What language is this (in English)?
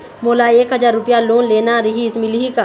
Chhattisgarhi